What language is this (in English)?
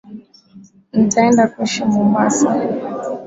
Swahili